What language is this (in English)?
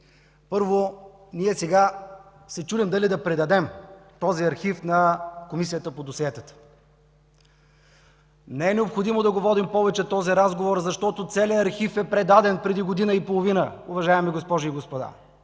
Bulgarian